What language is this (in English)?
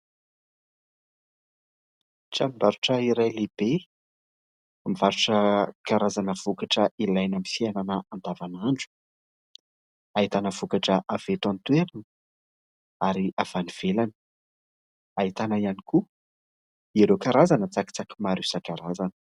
Malagasy